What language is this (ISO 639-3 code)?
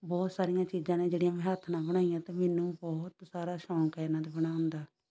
pan